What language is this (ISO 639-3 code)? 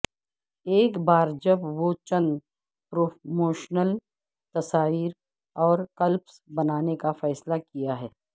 urd